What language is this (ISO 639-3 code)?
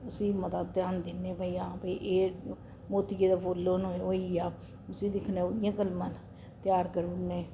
doi